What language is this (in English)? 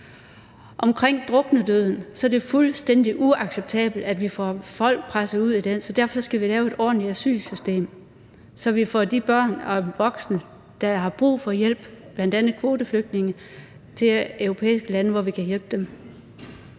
Danish